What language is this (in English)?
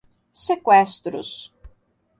Portuguese